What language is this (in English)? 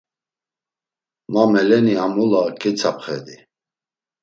Laz